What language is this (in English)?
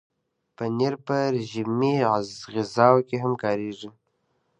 Pashto